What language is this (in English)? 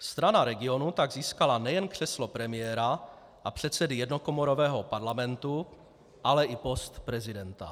Czech